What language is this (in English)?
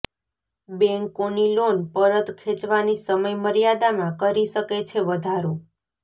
Gujarati